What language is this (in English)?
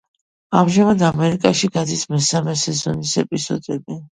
Georgian